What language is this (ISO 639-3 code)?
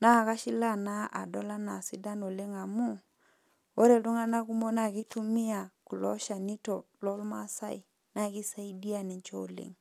mas